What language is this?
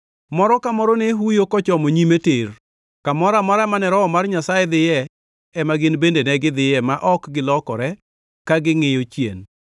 Luo (Kenya and Tanzania)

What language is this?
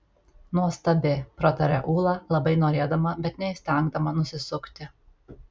Lithuanian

